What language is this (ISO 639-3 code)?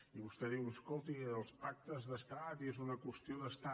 cat